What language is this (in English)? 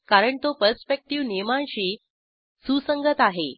Marathi